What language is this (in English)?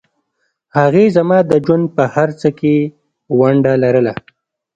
Pashto